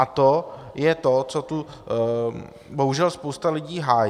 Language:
Czech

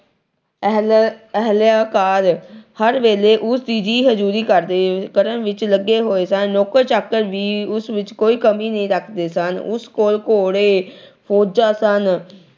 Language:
Punjabi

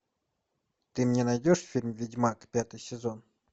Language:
Russian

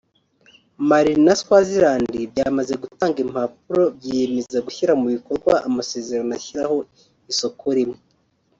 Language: Kinyarwanda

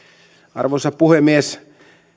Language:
Finnish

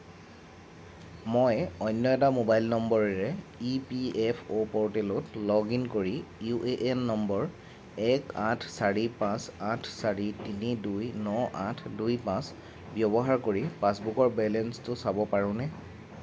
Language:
Assamese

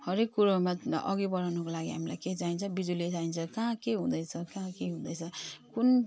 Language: Nepali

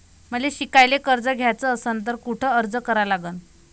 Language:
Marathi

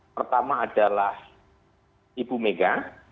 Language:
Indonesian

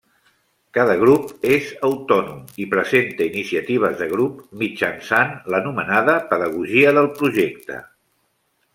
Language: Catalan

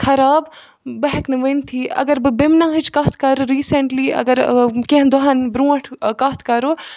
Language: Kashmiri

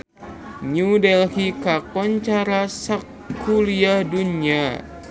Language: Sundanese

